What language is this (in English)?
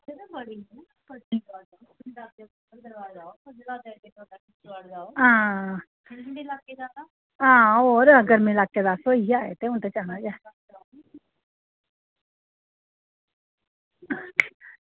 Dogri